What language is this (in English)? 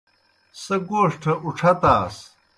Kohistani Shina